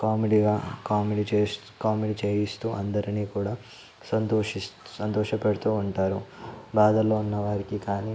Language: Telugu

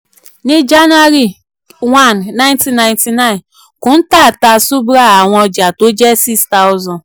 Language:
Yoruba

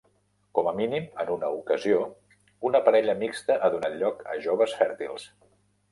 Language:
Catalan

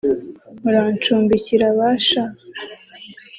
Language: Kinyarwanda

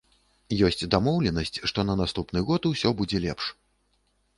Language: Belarusian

